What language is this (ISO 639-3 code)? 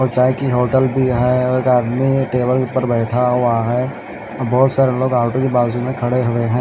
hin